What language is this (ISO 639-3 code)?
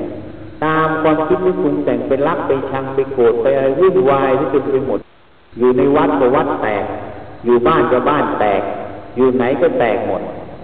tha